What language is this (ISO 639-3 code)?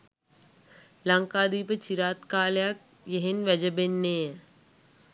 sin